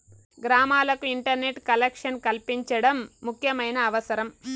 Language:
Telugu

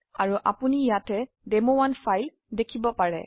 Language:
Assamese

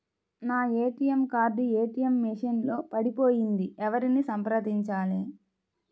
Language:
Telugu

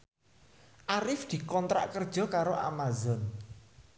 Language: Javanese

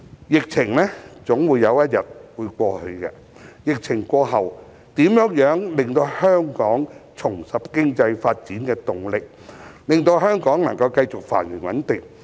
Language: Cantonese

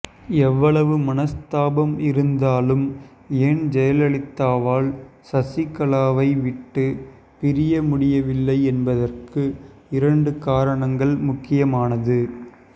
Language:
Tamil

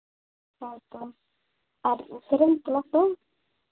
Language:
Santali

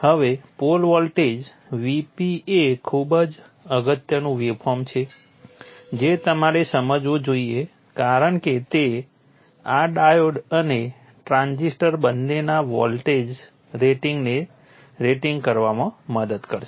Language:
Gujarati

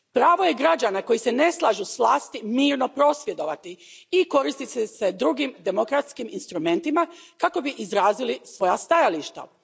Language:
Croatian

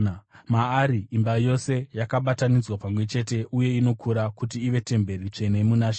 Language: Shona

